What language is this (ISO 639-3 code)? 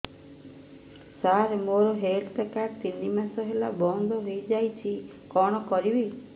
ori